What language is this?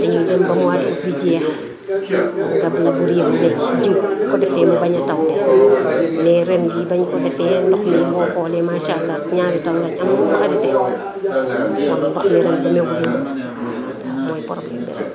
Wolof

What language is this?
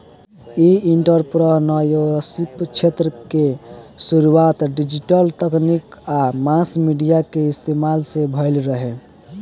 Bhojpuri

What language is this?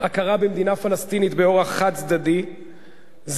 Hebrew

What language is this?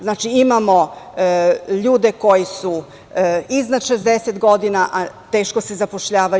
Serbian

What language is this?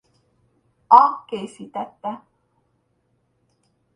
Hungarian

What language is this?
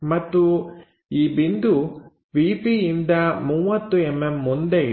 Kannada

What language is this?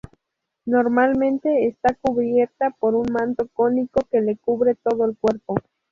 Spanish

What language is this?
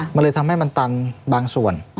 Thai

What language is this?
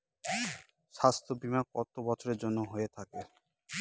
Bangla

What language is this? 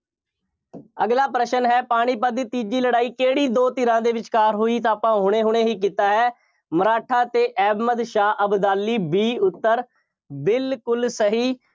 Punjabi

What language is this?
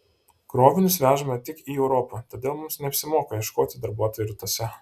Lithuanian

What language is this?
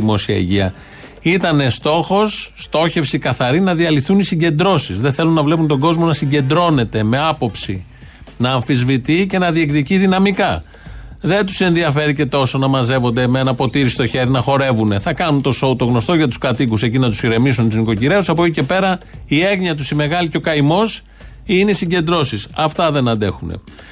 Greek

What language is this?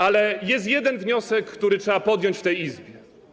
Polish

